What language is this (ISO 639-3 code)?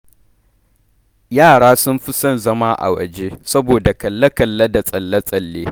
hau